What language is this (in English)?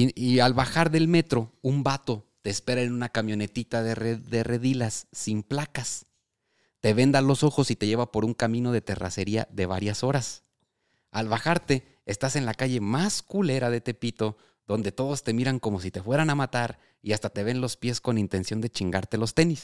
Spanish